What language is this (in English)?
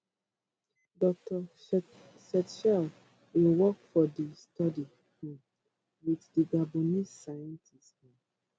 Nigerian Pidgin